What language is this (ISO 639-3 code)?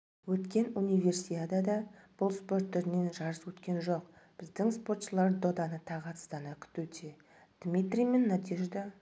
kaz